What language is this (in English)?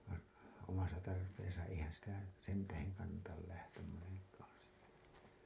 Finnish